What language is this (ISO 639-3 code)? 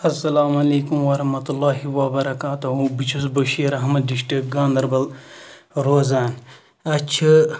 kas